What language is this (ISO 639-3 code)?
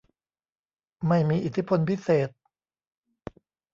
tha